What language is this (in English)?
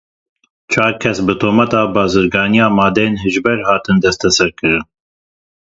Kurdish